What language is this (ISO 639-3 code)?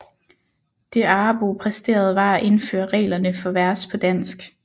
dan